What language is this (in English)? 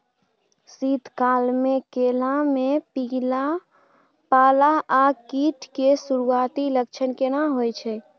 Maithili